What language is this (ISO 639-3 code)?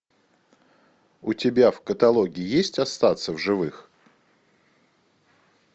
rus